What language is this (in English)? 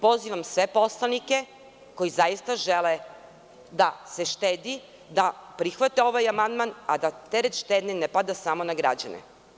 Serbian